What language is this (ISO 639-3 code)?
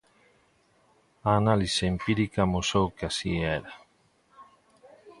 glg